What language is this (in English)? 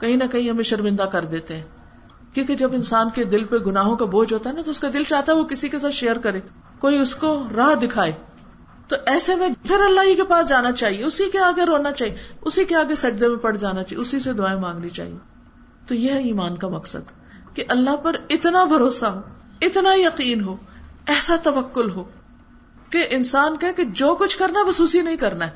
Urdu